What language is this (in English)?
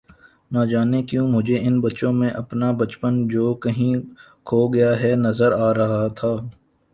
Urdu